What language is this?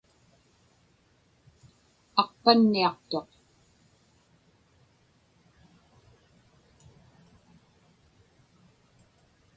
Inupiaq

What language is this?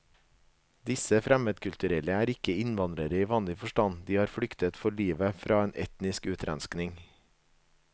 Norwegian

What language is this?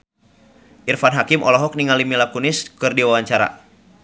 Sundanese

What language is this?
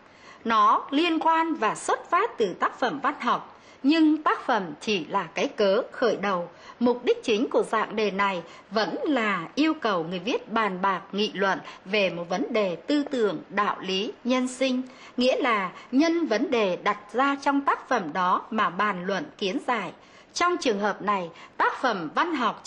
Vietnamese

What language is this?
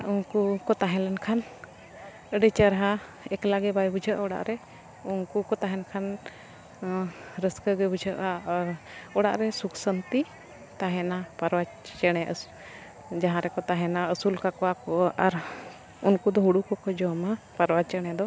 Santali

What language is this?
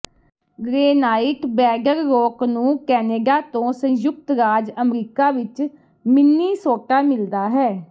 Punjabi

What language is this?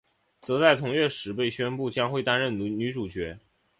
Chinese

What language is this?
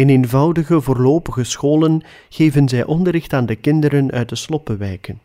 Dutch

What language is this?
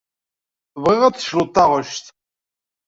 Kabyle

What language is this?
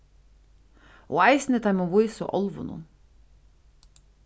Faroese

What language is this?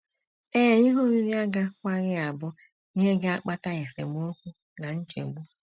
Igbo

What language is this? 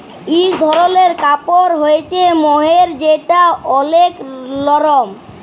Bangla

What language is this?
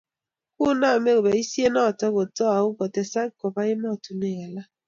Kalenjin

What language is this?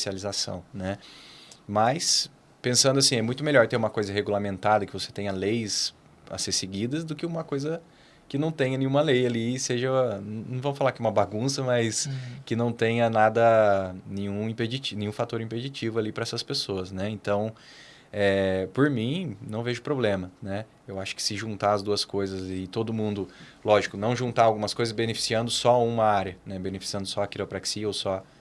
Portuguese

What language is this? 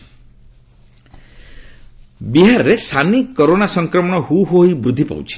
Odia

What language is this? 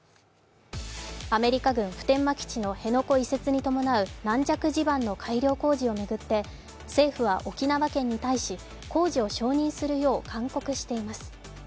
Japanese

